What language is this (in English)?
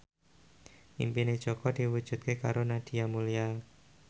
Javanese